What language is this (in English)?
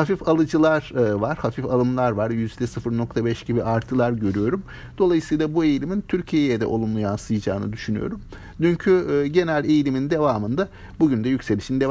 Turkish